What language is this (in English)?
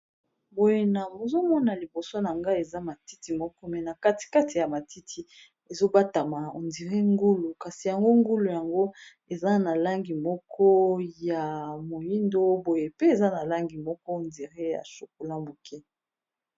Lingala